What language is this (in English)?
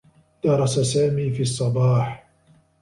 Arabic